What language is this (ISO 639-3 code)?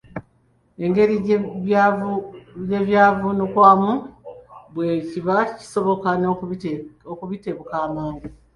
lug